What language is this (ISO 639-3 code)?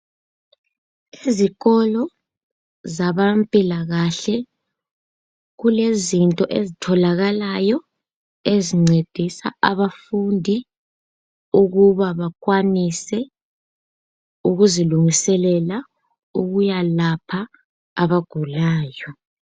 nde